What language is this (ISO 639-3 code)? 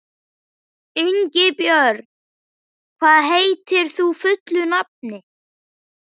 isl